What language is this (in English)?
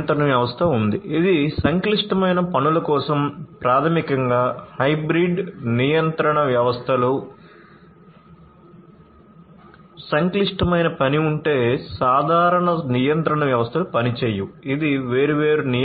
Telugu